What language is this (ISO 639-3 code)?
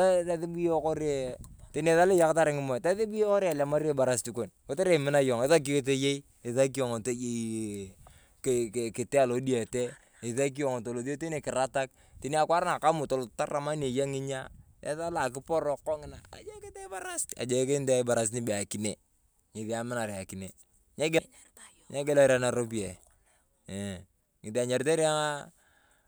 tuv